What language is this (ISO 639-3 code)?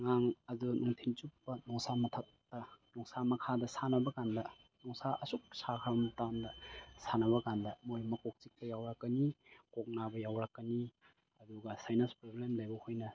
mni